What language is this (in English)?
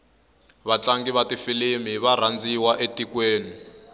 Tsonga